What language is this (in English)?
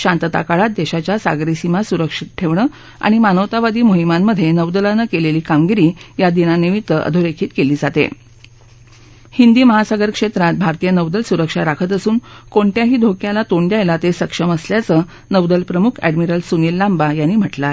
Marathi